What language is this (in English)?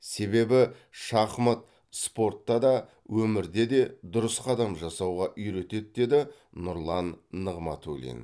Kazakh